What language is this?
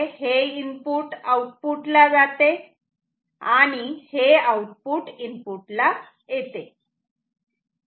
Marathi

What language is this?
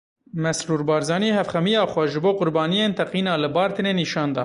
Kurdish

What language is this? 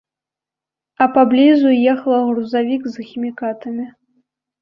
Belarusian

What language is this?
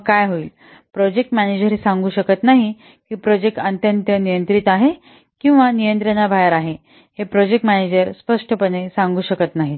Marathi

